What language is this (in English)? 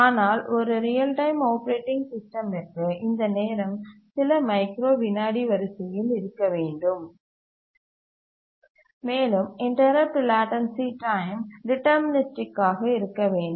Tamil